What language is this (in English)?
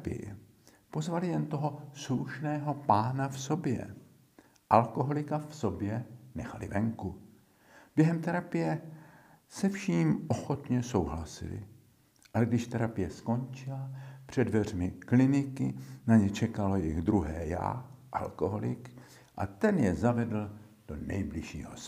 Czech